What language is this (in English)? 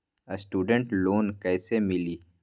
Magahi